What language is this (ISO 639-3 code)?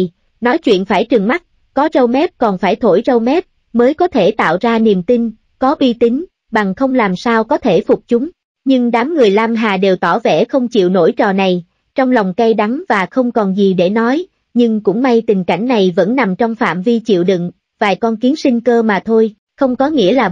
vie